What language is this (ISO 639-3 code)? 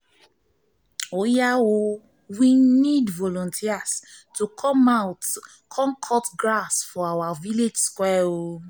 pcm